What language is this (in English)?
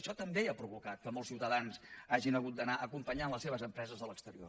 Catalan